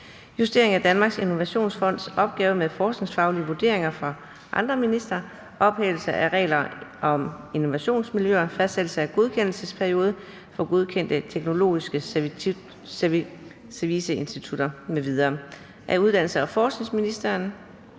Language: Danish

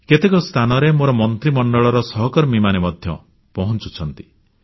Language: Odia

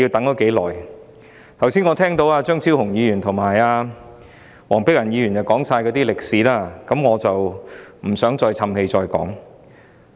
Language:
Cantonese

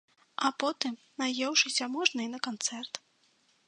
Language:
Belarusian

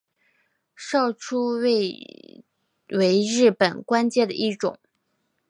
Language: Chinese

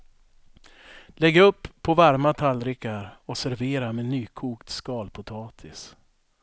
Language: Swedish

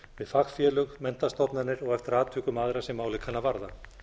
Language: Icelandic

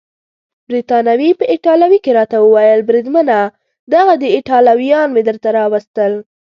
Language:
Pashto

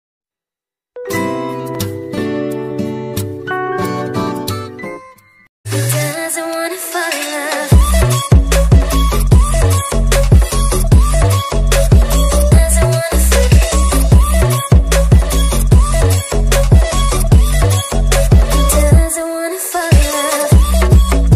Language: Korean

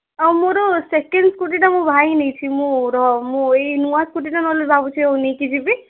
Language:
Odia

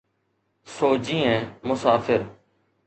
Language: Sindhi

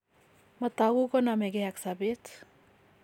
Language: Kalenjin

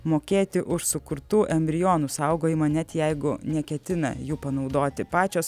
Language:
Lithuanian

